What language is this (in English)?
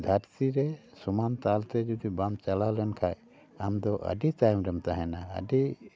Santali